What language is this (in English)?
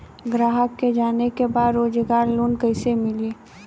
Bhojpuri